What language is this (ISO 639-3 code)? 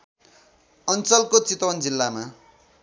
nep